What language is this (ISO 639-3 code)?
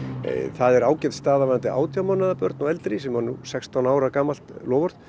isl